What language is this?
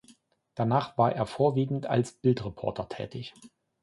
German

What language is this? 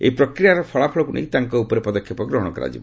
Odia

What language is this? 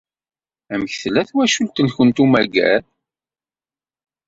Kabyle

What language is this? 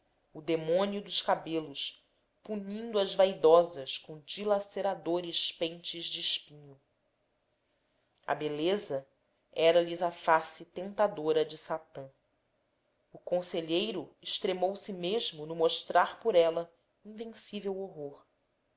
Portuguese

